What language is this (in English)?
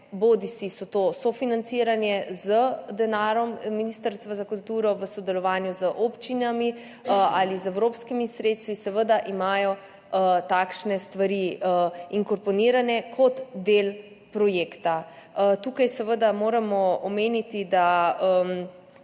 Slovenian